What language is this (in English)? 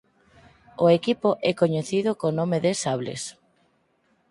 Galician